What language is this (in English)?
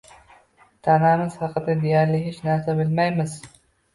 Uzbek